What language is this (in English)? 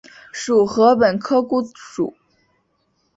Chinese